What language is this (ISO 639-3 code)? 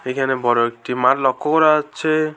ben